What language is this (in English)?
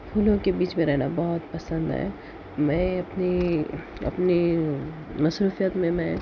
Urdu